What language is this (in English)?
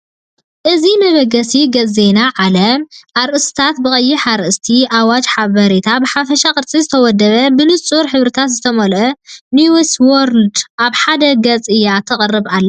Tigrinya